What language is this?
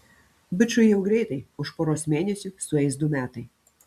Lithuanian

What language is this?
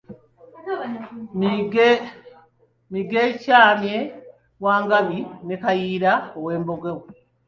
Ganda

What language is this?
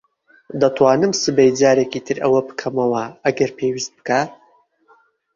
Central Kurdish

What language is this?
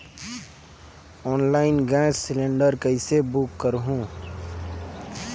Chhattisgarhi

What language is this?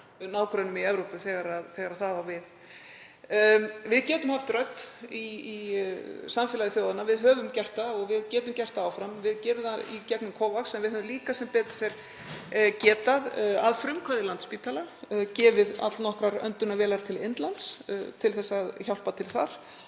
Icelandic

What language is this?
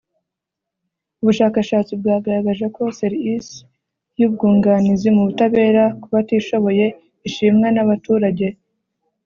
Kinyarwanda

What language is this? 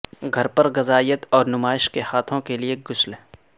Urdu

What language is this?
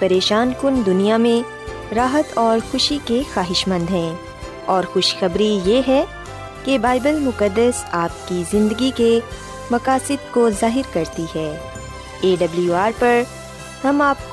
Urdu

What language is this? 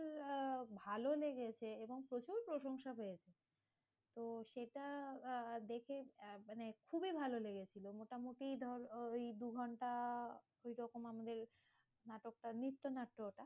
Bangla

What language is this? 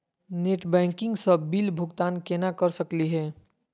Magahi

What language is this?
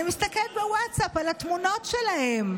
Hebrew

